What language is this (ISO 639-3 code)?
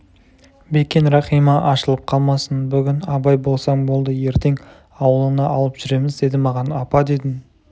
kaz